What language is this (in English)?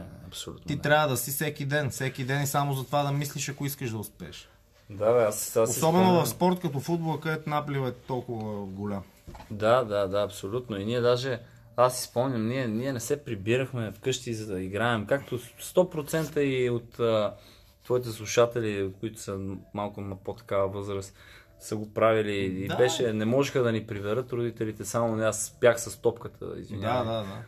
Bulgarian